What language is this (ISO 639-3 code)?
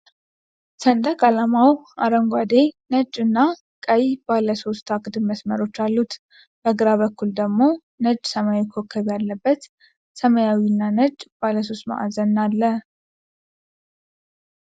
amh